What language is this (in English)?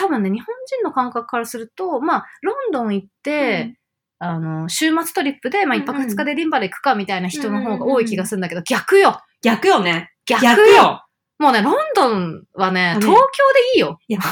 Japanese